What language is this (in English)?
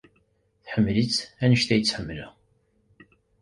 Kabyle